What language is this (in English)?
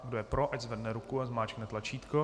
Czech